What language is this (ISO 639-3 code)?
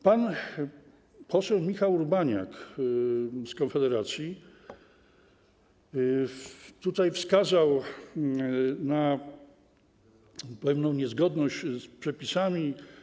pol